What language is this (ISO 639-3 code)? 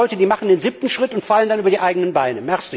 deu